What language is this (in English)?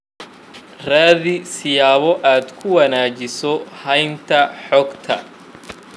Somali